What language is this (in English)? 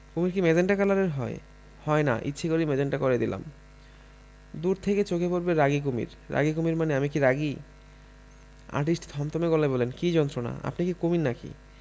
Bangla